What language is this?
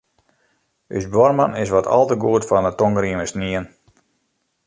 Western Frisian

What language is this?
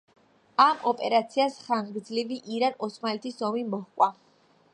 Georgian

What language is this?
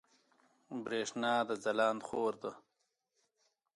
Pashto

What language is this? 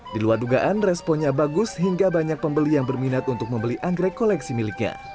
Indonesian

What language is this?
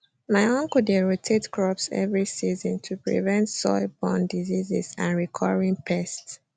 Nigerian Pidgin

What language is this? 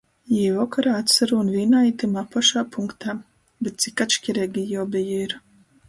Latgalian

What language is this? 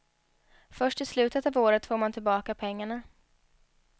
Swedish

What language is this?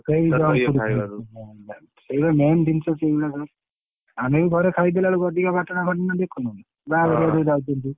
Odia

